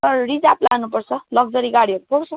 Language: Nepali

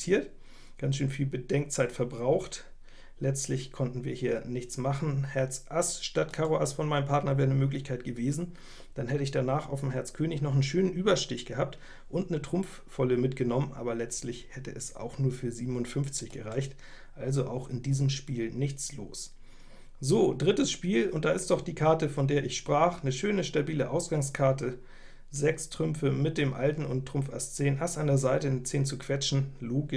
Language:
German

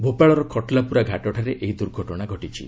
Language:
Odia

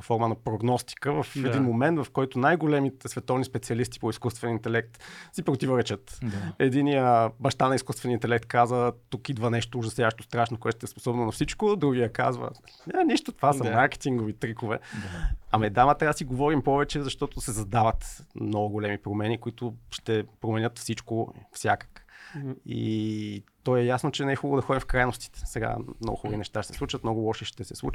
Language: Bulgarian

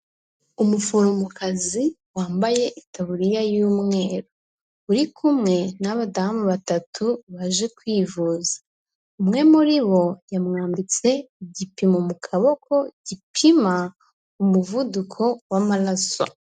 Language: Kinyarwanda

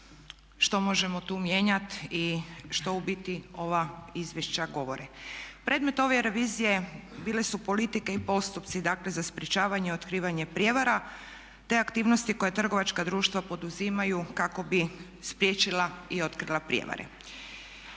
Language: Croatian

